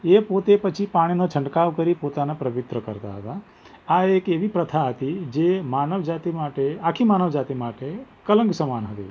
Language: Gujarati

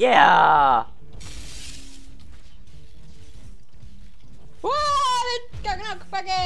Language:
Finnish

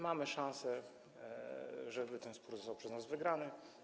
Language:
Polish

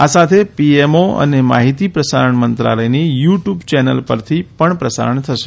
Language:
Gujarati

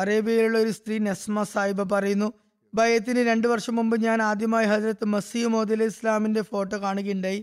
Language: Malayalam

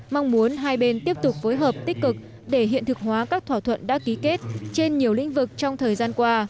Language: Vietnamese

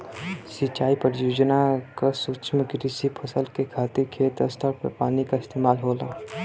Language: Bhojpuri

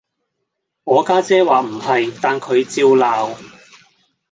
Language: Cantonese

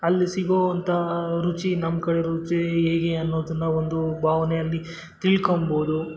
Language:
Kannada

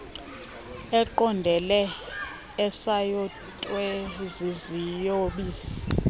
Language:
Xhosa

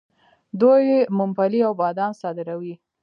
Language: Pashto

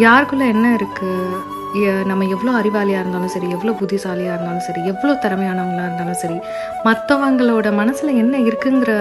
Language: Tamil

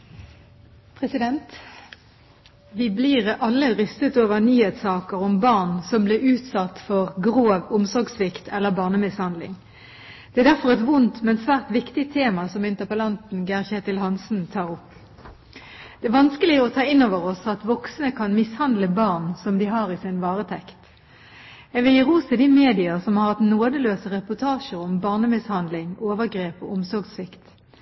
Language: Norwegian Bokmål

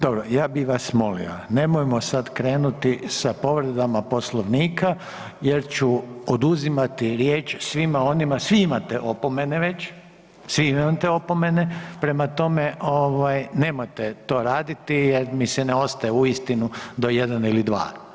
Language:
Croatian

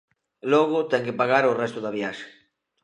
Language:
Galician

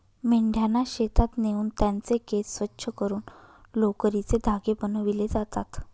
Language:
Marathi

